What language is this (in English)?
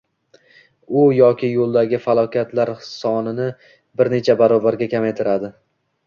Uzbek